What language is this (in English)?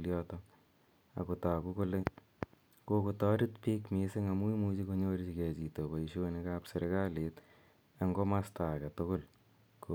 Kalenjin